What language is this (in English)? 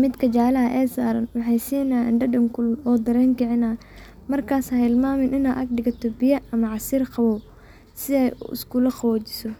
Somali